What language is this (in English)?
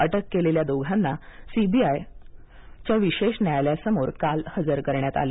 Marathi